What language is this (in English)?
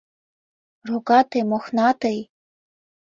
Mari